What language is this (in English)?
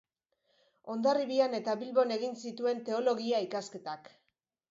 Basque